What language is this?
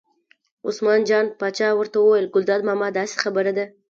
Pashto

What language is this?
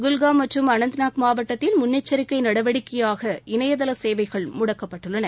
Tamil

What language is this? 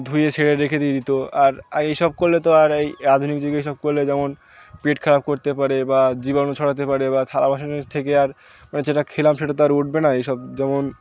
Bangla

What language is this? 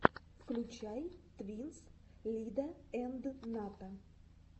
Russian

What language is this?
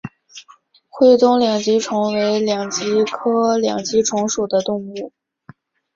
Chinese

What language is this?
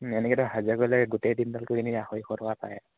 Assamese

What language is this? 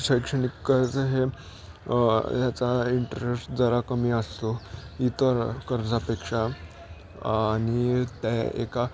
Marathi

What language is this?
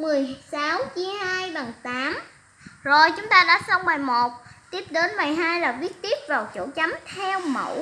Vietnamese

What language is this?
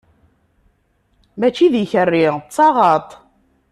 Kabyle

